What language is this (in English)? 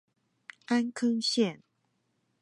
Chinese